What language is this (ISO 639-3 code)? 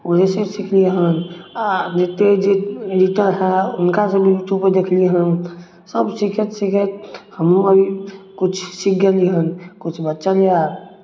mai